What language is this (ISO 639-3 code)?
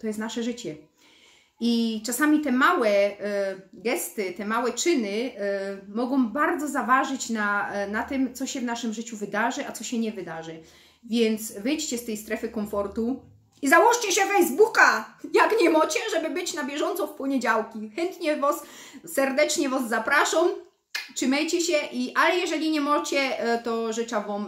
pol